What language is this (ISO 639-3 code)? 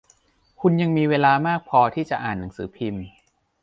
tha